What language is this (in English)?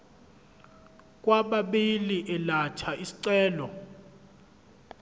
Zulu